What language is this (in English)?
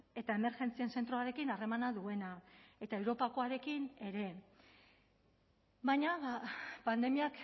Basque